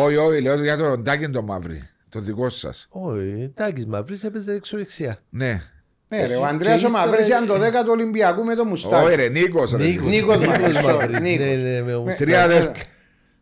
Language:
Greek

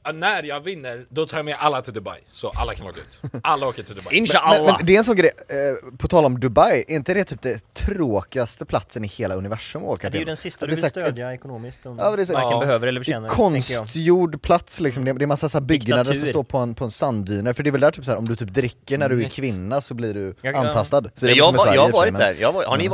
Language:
Swedish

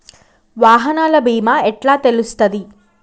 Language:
Telugu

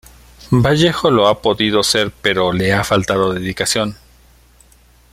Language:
Spanish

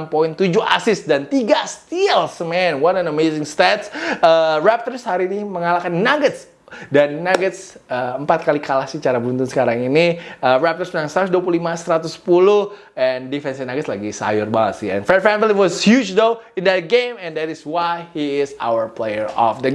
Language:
Indonesian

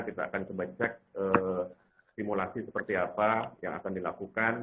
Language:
Indonesian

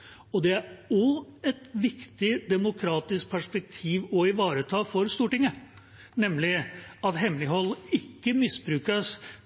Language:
Norwegian Bokmål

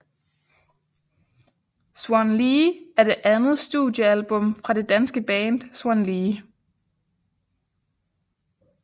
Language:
Danish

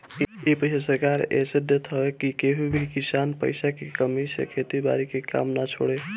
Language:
Bhojpuri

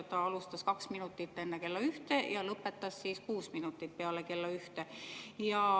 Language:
Estonian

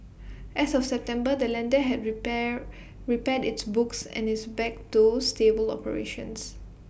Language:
English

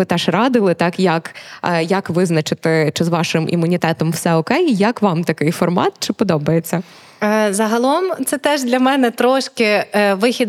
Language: Ukrainian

